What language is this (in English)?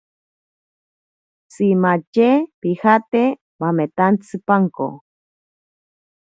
Ashéninka Perené